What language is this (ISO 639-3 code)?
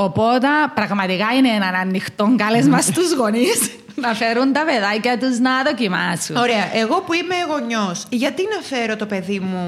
ell